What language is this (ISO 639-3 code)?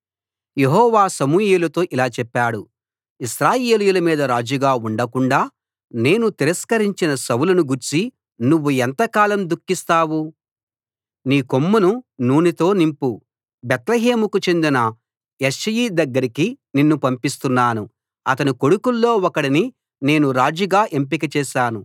tel